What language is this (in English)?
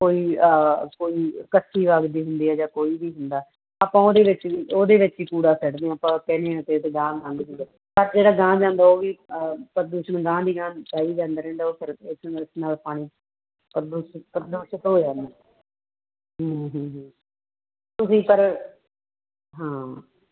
Punjabi